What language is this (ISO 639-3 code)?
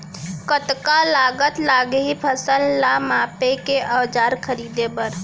hne